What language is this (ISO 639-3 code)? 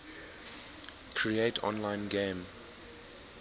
eng